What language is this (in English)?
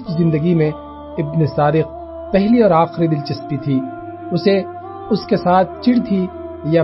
Urdu